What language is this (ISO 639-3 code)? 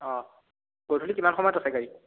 asm